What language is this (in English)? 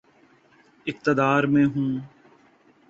Urdu